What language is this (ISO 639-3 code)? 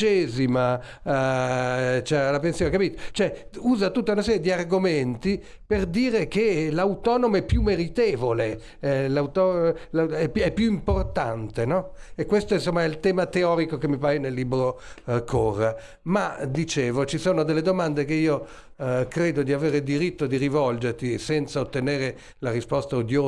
ita